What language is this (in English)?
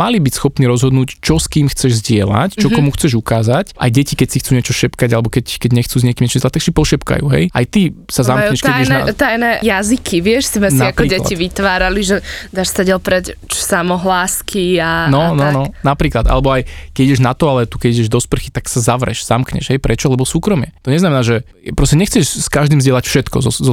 Slovak